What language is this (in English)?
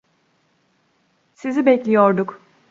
Turkish